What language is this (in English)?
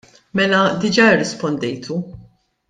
Maltese